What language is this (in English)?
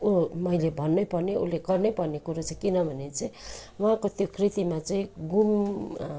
Nepali